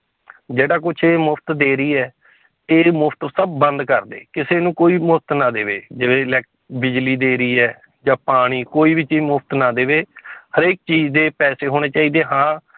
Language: Punjabi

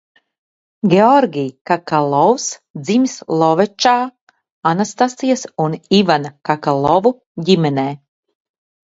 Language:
Latvian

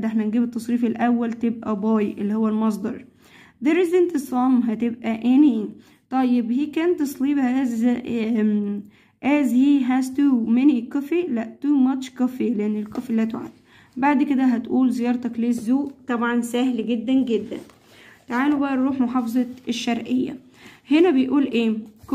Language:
Arabic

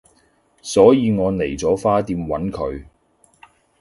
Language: Cantonese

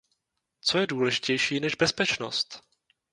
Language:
Czech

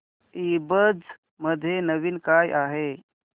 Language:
Marathi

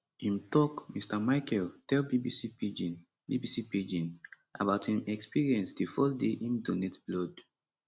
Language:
Nigerian Pidgin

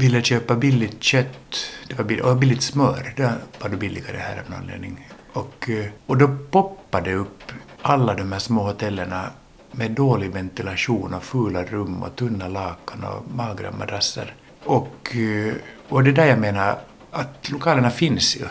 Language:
Swedish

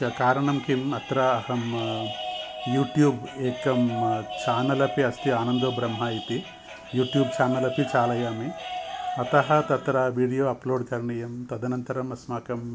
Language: Sanskrit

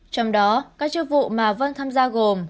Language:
Vietnamese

